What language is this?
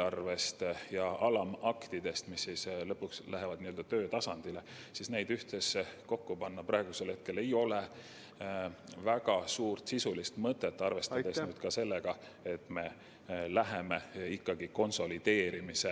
Estonian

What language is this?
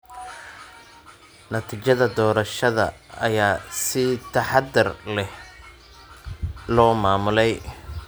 Somali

